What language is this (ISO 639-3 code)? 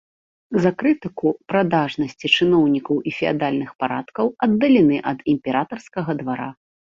bel